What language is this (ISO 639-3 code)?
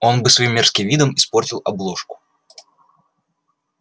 rus